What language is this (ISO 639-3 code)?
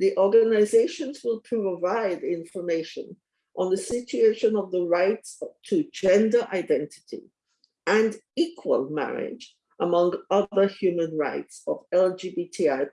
eng